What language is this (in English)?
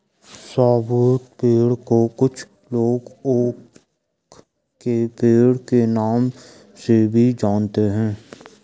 Hindi